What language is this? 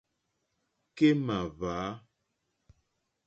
Mokpwe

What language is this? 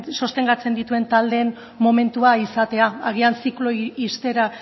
Basque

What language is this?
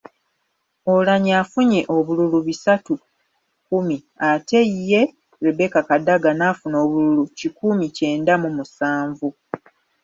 Ganda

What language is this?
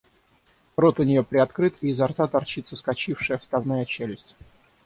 Russian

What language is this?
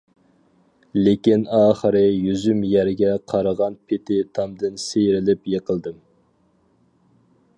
Uyghur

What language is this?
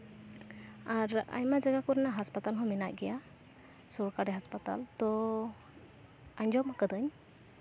Santali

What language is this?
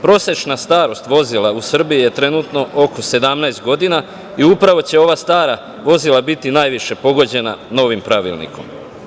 Serbian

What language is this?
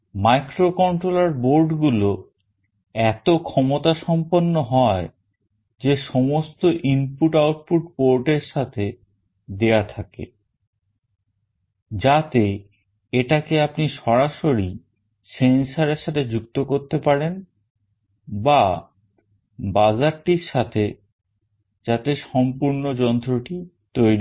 Bangla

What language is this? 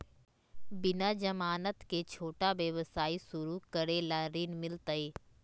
Magahi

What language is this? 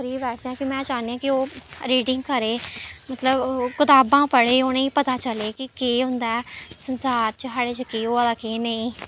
Dogri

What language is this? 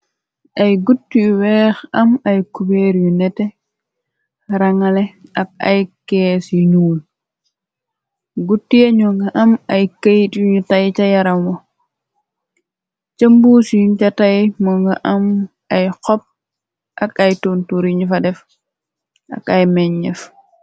Wolof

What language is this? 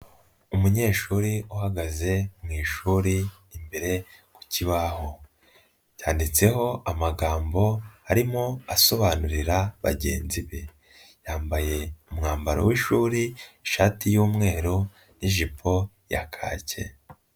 Kinyarwanda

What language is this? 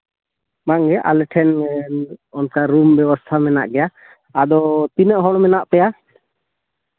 Santali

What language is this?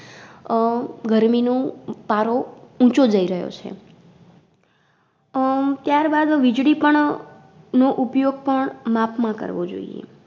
Gujarati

